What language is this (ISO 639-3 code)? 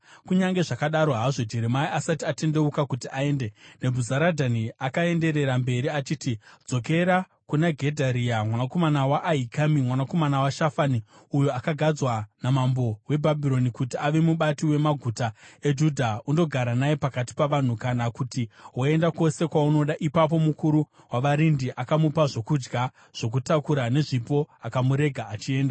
sna